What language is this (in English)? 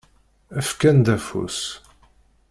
Kabyle